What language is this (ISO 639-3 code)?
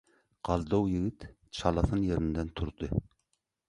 tuk